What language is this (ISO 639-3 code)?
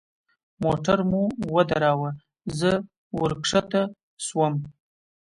pus